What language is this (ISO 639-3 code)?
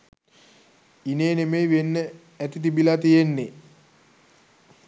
sin